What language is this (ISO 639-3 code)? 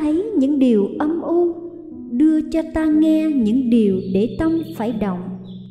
vie